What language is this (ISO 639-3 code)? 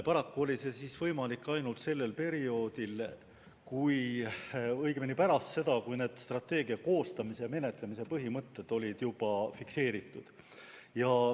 est